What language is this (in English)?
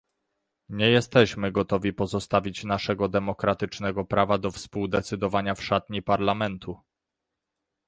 Polish